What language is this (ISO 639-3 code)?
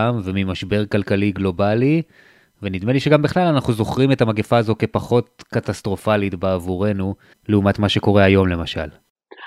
heb